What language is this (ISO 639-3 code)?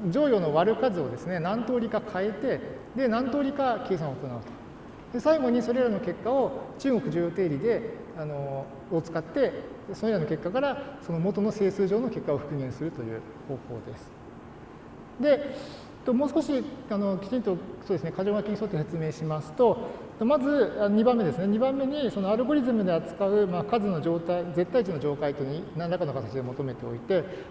jpn